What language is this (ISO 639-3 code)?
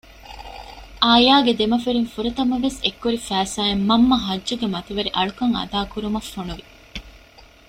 div